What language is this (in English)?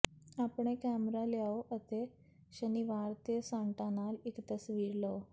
Punjabi